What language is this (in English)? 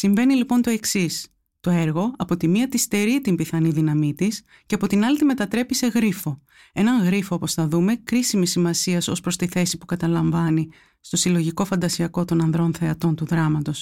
Greek